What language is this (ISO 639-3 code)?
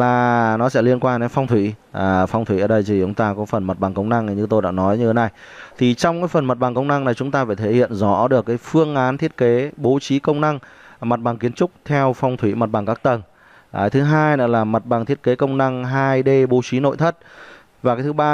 vie